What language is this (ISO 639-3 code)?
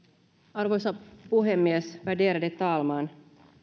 fin